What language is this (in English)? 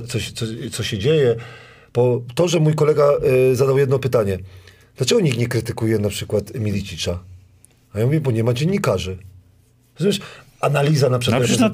Polish